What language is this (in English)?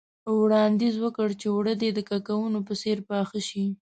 Pashto